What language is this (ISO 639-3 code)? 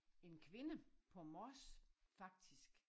dan